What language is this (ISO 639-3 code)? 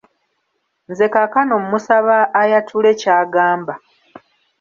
lug